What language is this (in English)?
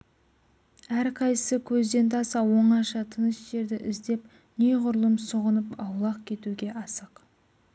Kazakh